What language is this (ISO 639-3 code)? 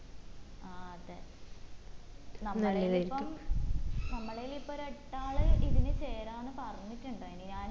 mal